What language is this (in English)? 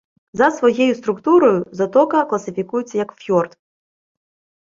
Ukrainian